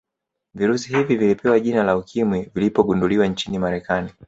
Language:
Swahili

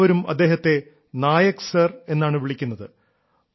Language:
Malayalam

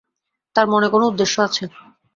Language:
Bangla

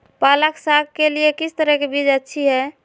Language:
Magahi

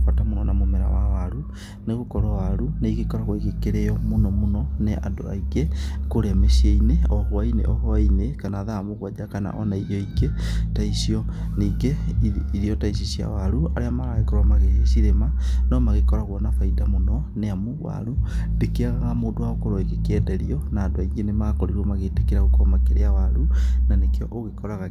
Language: Kikuyu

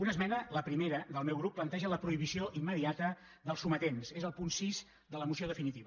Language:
Catalan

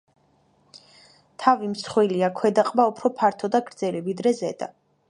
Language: Georgian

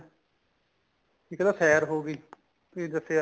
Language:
Punjabi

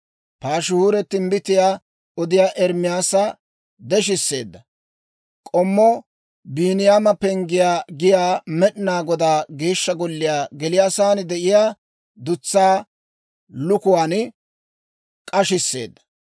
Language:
Dawro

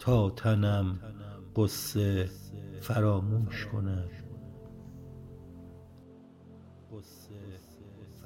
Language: Persian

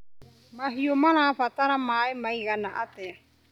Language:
Kikuyu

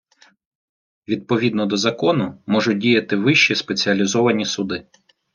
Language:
Ukrainian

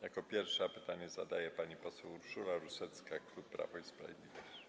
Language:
Polish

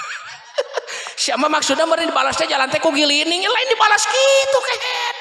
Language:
Indonesian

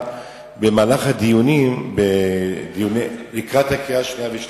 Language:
Hebrew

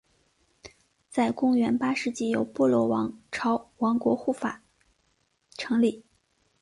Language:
Chinese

